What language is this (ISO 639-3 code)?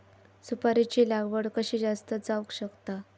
mar